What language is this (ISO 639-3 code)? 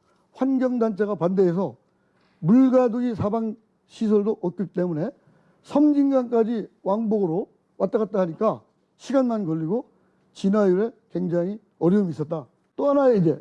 kor